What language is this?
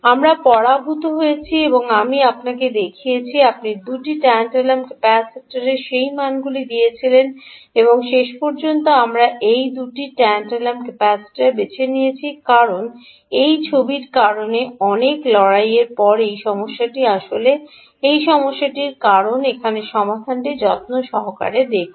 Bangla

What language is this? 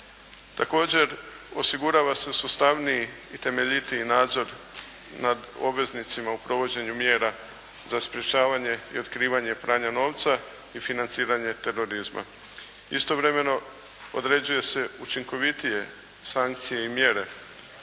Croatian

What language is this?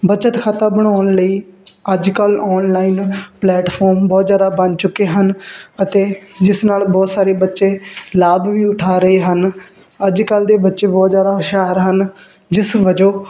Punjabi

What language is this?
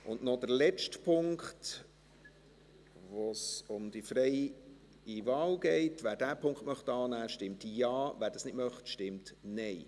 Swiss German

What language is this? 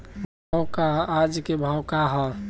Bhojpuri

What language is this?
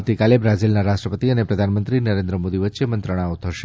Gujarati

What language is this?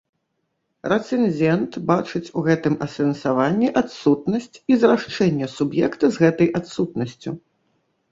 Belarusian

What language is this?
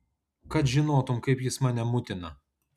Lithuanian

